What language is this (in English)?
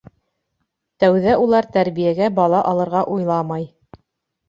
Bashkir